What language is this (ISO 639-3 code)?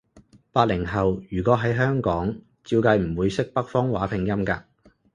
yue